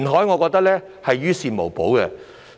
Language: Cantonese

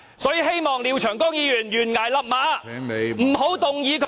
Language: Cantonese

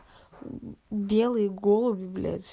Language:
Russian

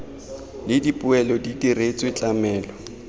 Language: Tswana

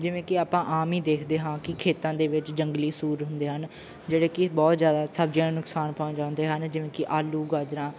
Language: Punjabi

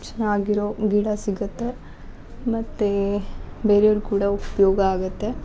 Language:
Kannada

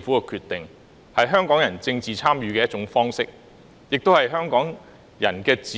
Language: Cantonese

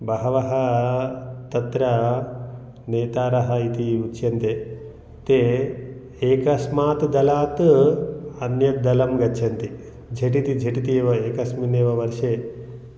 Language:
Sanskrit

